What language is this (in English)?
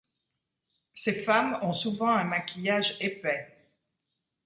French